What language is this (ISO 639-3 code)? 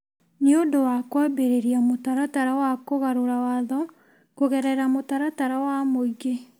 kik